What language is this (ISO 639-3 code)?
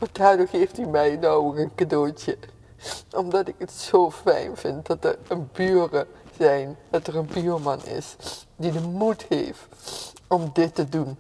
nld